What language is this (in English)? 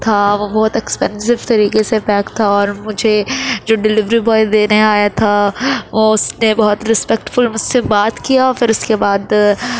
Urdu